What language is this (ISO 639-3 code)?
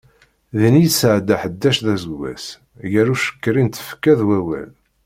kab